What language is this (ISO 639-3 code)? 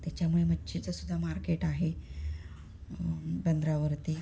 mar